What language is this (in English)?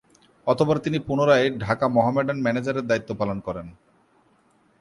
Bangla